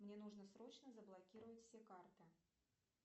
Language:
Russian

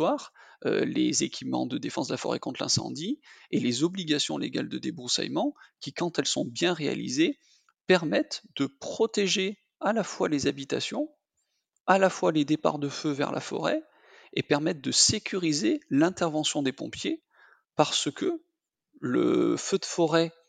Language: French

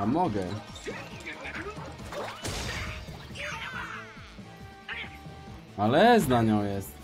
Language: Polish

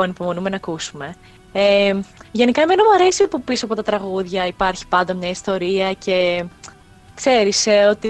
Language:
Greek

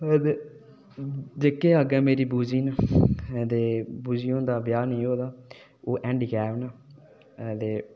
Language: Dogri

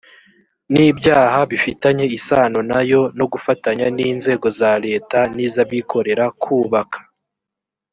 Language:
Kinyarwanda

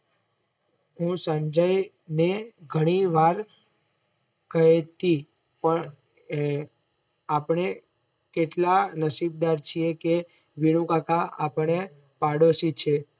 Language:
Gujarati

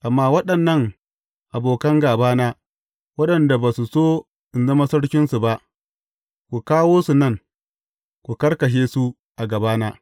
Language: Hausa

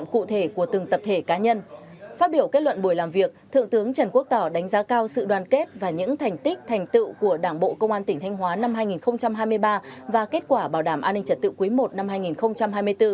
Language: Vietnamese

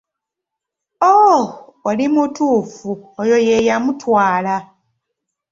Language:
Ganda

